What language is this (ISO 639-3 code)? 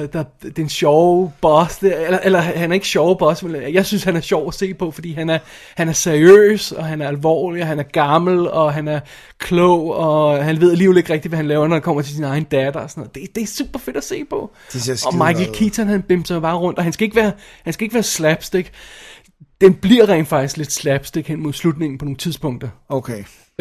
dan